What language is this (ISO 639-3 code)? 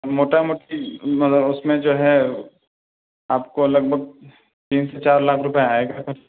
urd